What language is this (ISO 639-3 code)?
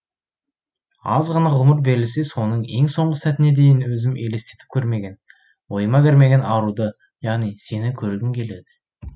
kaz